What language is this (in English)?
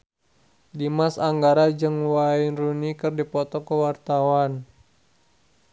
Sundanese